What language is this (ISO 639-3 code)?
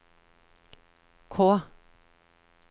nor